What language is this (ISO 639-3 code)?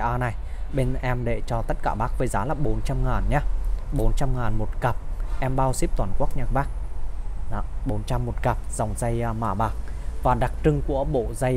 vie